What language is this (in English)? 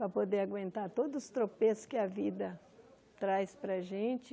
Portuguese